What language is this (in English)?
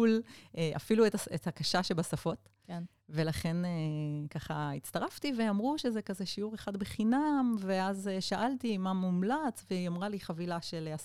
Hebrew